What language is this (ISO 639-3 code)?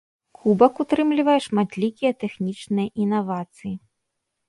bel